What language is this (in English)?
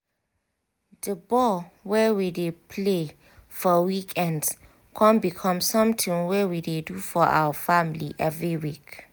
Nigerian Pidgin